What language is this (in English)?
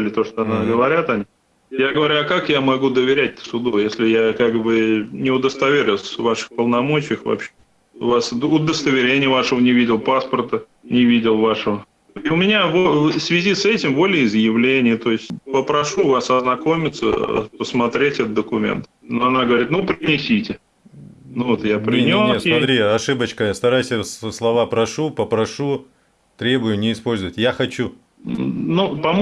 Russian